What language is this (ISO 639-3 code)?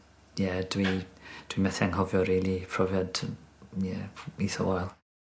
cym